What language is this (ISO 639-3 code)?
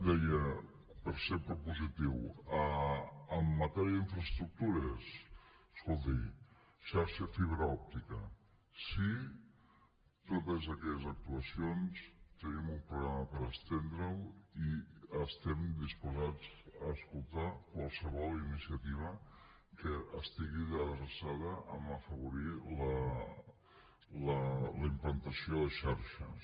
cat